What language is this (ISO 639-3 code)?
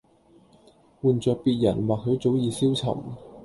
yue